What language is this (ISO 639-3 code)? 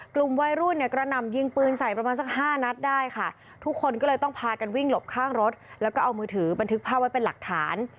tha